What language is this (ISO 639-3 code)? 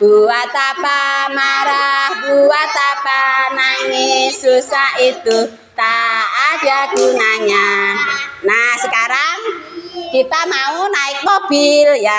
ind